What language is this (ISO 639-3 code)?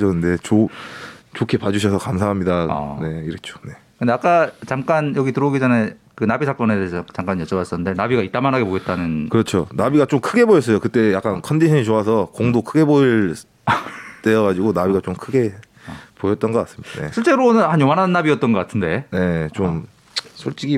kor